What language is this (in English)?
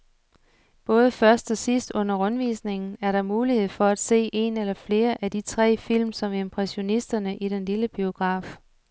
Danish